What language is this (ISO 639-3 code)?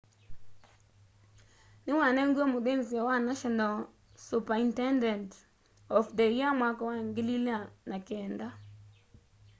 kam